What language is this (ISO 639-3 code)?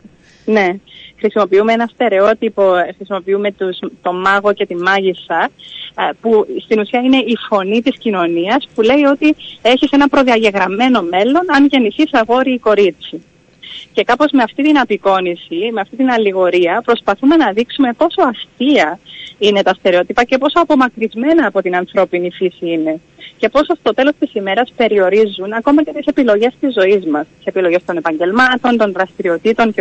ell